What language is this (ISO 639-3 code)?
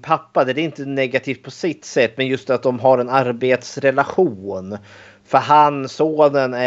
swe